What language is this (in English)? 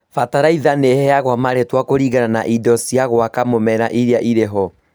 Kikuyu